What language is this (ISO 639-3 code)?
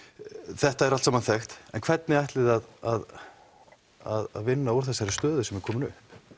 isl